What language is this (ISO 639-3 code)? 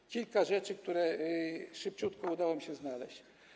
pol